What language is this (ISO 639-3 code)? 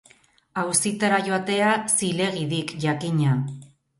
eus